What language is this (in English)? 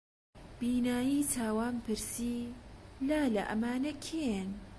Central Kurdish